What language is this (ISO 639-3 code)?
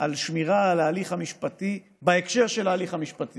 heb